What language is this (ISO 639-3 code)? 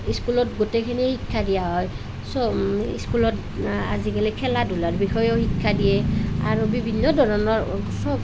asm